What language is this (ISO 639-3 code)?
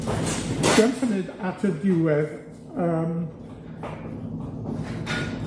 cym